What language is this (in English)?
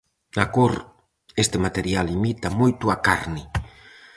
Galician